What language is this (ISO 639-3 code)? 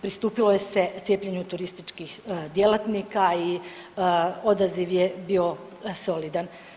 hrv